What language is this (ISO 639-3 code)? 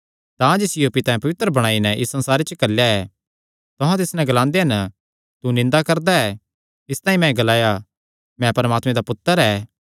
xnr